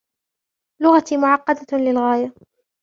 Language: Arabic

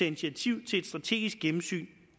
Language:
Danish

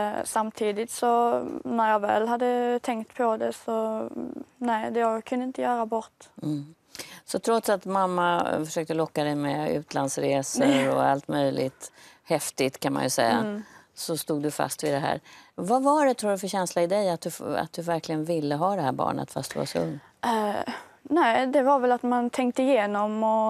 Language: Swedish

